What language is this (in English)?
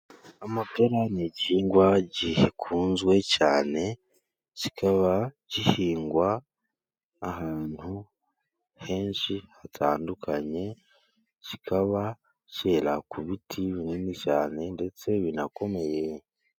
Kinyarwanda